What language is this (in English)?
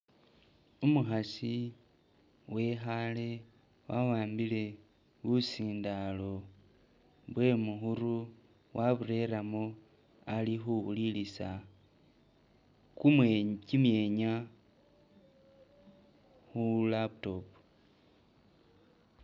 Masaaba